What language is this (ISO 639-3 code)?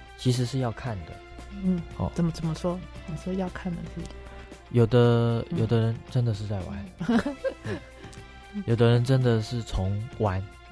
zho